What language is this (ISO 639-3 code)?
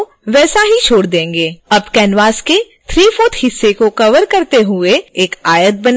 hin